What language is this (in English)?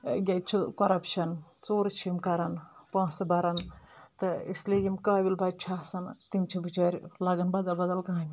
Kashmiri